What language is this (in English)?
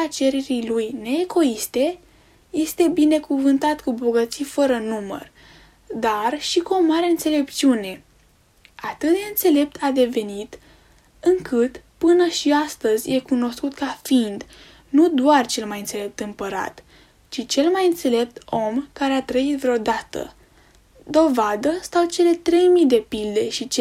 Romanian